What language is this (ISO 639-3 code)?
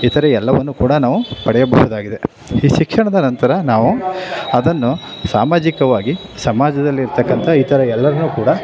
kan